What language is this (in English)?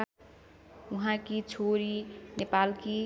Nepali